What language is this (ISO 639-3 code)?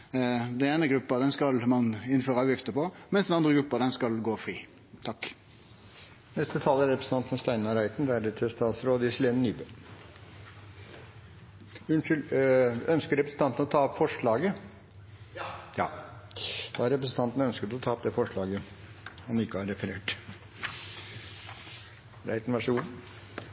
nno